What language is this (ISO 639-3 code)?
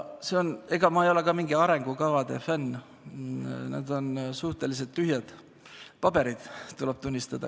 est